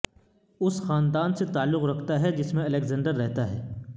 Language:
Urdu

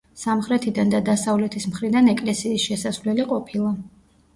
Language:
Georgian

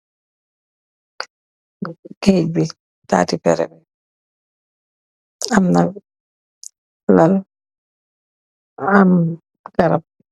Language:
Wolof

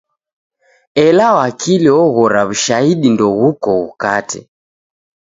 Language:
Taita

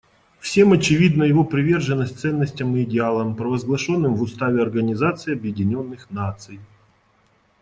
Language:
Russian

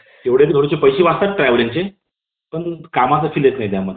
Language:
Marathi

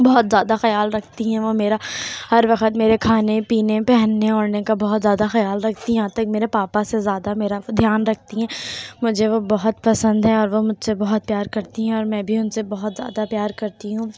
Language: Urdu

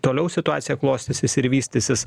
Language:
Lithuanian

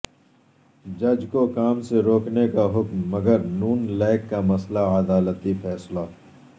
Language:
Urdu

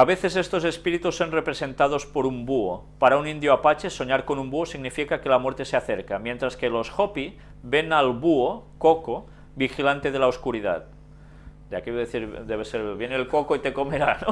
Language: Spanish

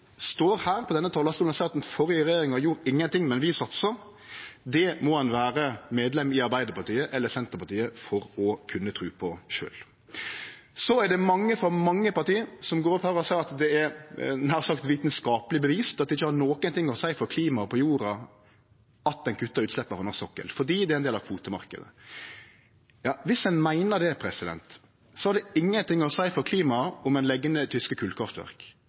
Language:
Norwegian Nynorsk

